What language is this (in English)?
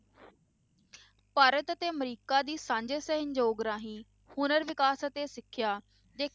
Punjabi